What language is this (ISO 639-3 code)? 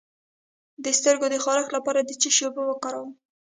pus